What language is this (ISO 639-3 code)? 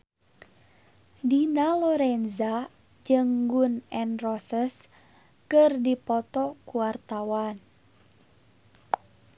sun